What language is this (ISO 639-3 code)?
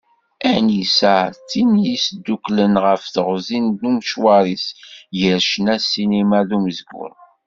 kab